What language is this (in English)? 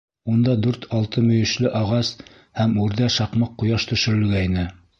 Bashkir